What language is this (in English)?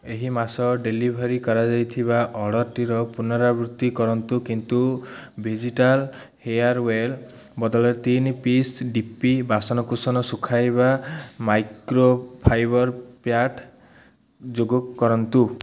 Odia